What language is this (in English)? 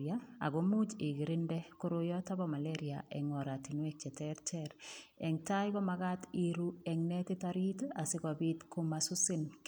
Kalenjin